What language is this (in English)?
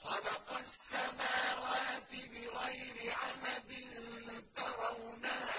Arabic